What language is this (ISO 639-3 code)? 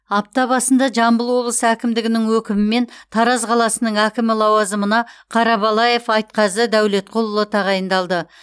kaz